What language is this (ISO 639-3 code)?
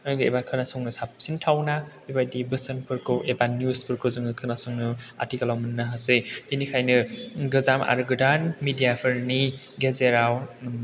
brx